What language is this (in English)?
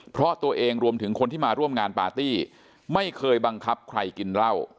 Thai